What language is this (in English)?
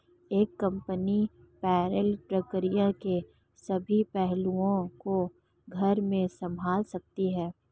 Hindi